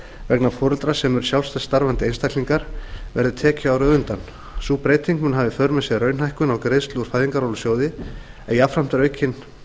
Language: Icelandic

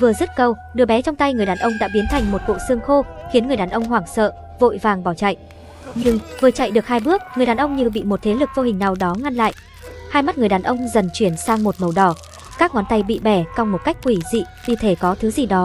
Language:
Vietnamese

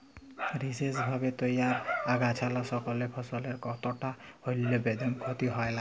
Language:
Bangla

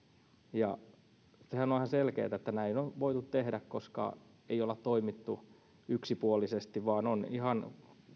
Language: Finnish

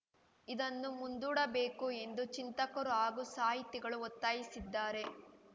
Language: Kannada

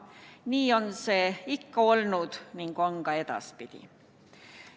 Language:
Estonian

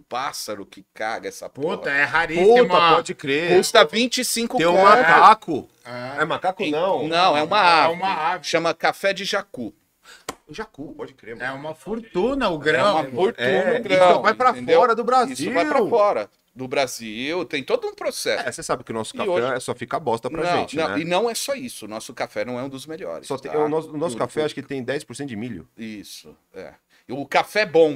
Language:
Portuguese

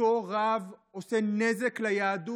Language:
Hebrew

